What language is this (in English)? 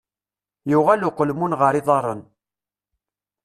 Kabyle